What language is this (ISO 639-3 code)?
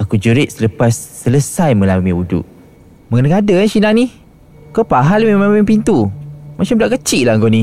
msa